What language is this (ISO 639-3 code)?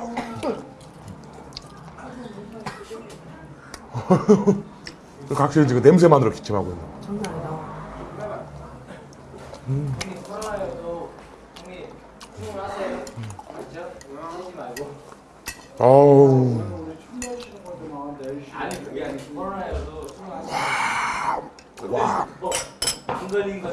kor